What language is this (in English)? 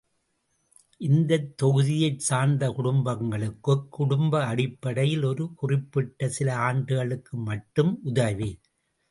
Tamil